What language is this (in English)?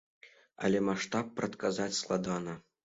Belarusian